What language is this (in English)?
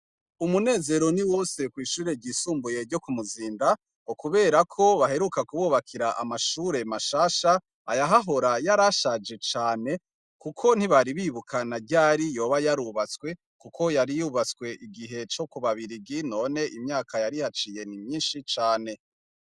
Rundi